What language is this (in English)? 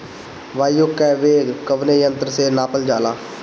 Bhojpuri